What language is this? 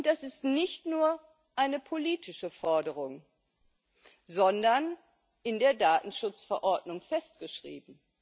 German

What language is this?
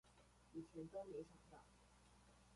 Chinese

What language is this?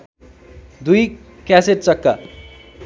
Nepali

